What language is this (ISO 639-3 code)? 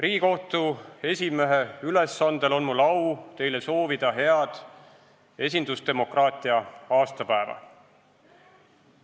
est